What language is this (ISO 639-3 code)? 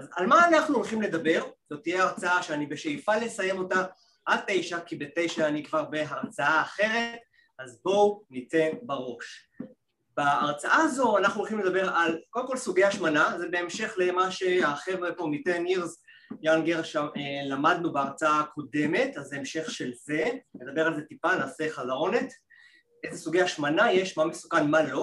heb